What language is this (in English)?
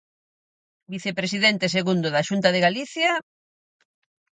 Galician